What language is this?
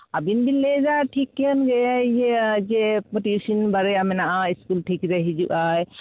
Santali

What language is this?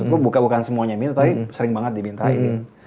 Indonesian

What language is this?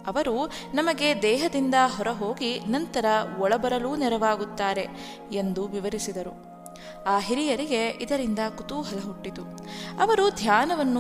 Kannada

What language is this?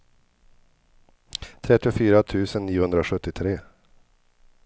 Swedish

